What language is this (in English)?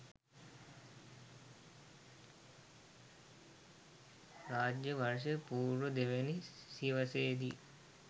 Sinhala